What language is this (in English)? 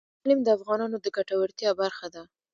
Pashto